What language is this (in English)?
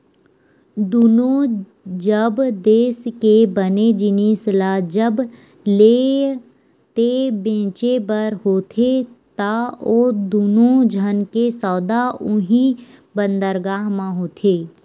Chhattisgarhi